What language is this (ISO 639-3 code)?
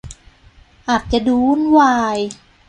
tha